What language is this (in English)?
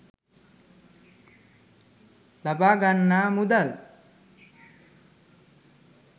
Sinhala